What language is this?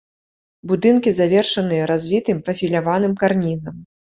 Belarusian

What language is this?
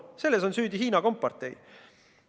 Estonian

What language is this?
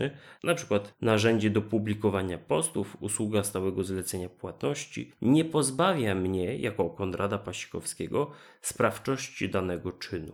Polish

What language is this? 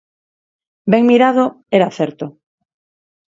Galician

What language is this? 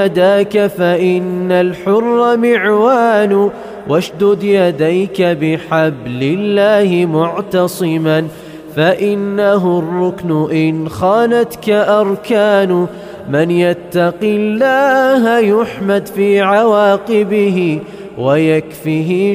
Arabic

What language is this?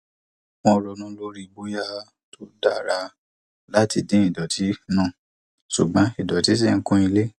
Yoruba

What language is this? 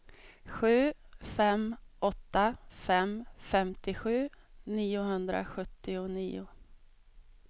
Swedish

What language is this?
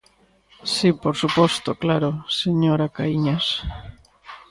Galician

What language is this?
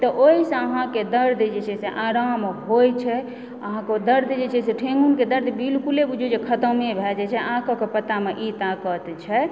Maithili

